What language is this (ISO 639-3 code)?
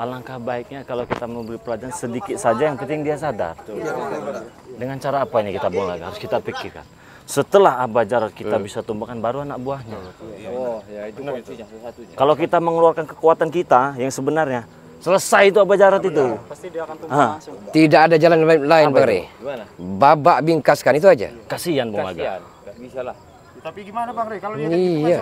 ind